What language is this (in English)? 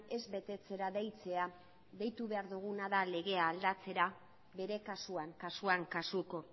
Basque